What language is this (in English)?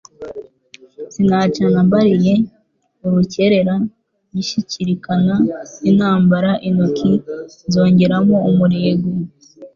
Kinyarwanda